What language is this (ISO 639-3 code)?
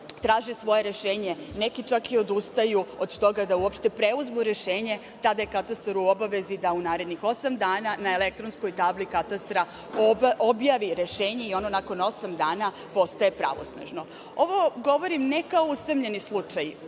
srp